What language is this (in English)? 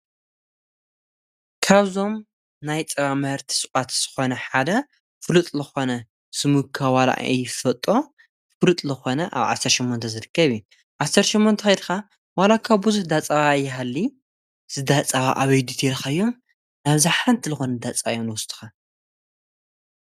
Tigrinya